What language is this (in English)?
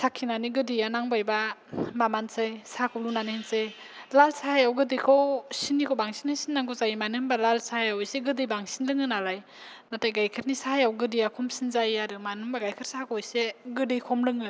Bodo